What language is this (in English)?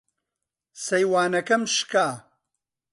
Central Kurdish